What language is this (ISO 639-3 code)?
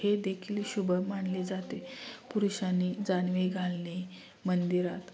mar